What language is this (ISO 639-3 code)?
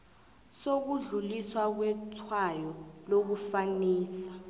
nbl